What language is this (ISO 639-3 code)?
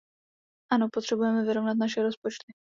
ces